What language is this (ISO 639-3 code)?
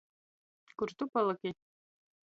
ltg